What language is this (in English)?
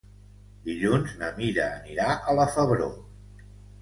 Catalan